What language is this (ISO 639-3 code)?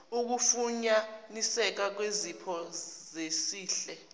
zul